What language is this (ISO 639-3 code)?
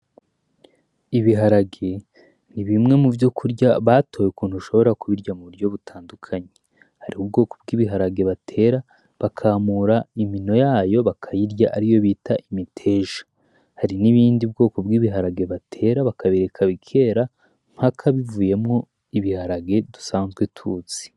run